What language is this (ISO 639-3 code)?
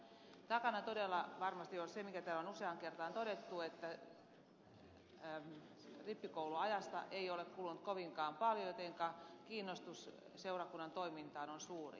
fin